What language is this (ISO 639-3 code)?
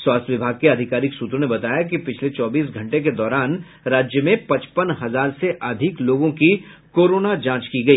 hin